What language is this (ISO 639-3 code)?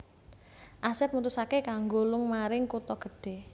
jav